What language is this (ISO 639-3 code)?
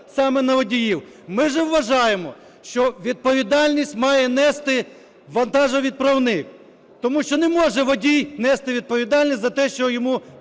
ukr